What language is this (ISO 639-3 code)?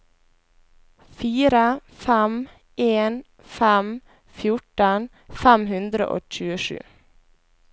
nor